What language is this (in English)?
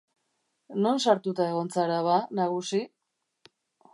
Basque